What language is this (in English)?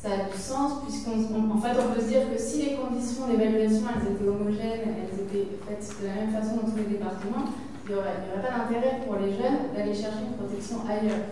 French